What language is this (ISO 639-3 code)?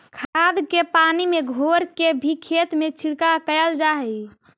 mag